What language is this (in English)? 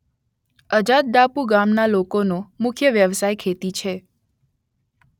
Gujarati